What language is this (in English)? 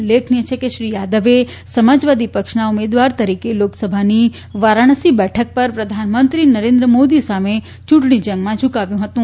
Gujarati